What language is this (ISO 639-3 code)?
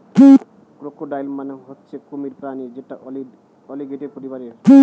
ben